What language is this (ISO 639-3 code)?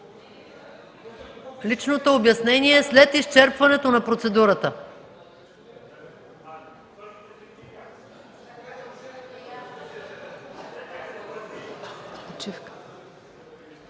bul